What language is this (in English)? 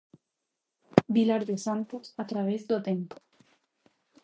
Galician